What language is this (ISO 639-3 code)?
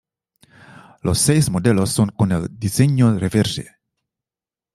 spa